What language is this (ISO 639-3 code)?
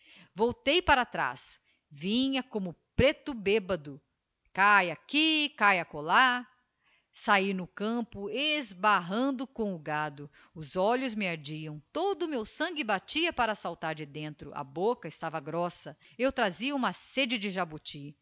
por